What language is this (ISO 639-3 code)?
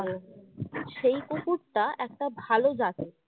ben